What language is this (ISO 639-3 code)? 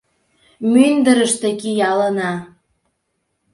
chm